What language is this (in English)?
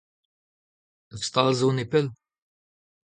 Breton